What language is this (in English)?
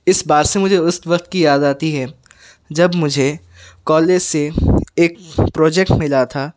Urdu